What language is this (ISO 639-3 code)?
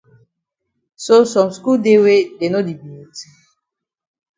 wes